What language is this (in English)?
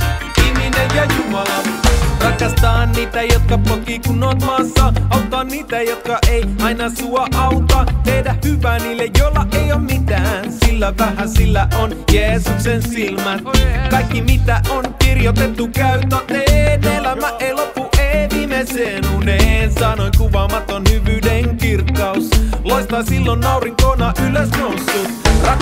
Finnish